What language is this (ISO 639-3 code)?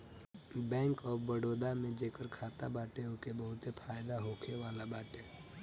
bho